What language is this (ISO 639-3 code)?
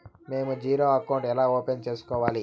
tel